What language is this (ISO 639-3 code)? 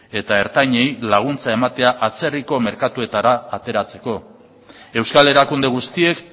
eus